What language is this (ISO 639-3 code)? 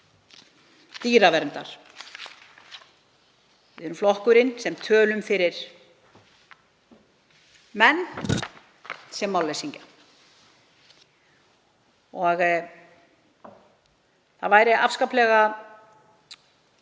isl